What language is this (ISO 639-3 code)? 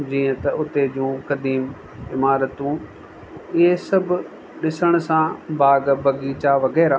snd